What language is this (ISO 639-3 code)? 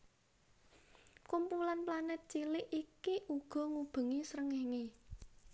jav